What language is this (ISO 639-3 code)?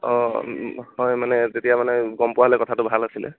asm